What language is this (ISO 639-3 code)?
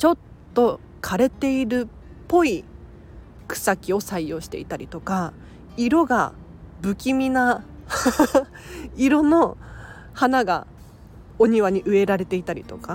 jpn